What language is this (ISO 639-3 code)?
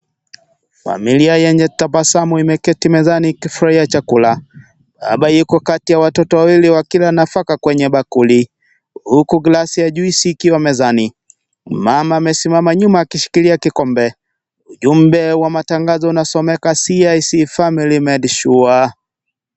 swa